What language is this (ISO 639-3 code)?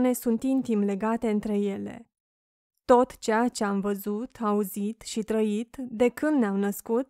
ron